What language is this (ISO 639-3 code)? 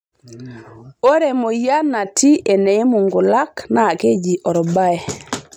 mas